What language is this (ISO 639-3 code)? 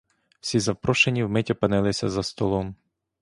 ukr